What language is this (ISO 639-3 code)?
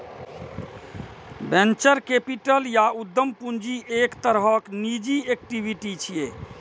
mai